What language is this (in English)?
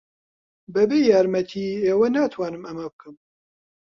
Central Kurdish